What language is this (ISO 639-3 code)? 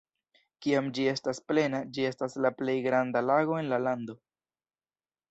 epo